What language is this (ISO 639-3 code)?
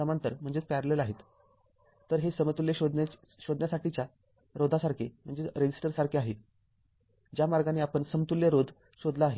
mar